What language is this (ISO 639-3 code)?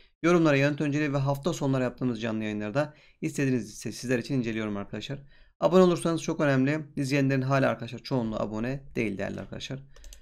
tur